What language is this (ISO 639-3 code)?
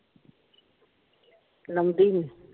pan